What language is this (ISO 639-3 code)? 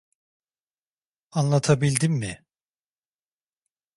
tur